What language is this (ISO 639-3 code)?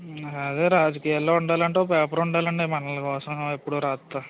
tel